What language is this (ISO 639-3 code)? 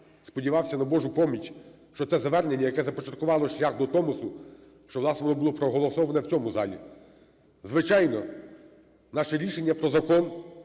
ukr